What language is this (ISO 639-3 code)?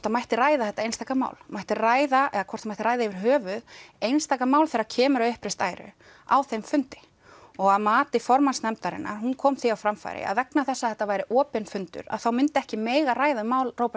isl